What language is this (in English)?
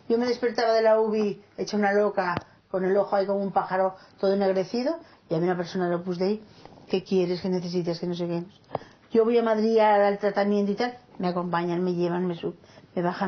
Spanish